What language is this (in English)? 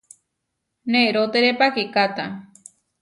Huarijio